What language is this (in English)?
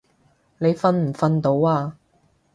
Cantonese